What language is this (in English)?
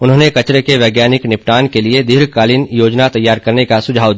Hindi